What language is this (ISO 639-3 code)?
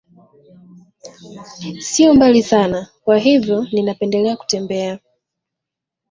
swa